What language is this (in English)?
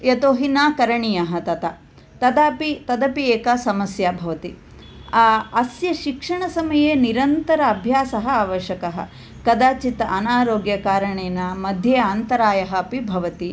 Sanskrit